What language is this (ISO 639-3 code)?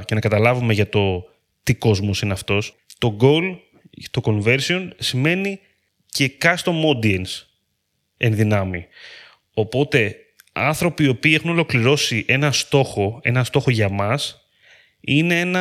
ell